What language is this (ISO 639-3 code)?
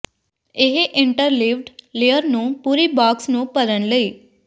pan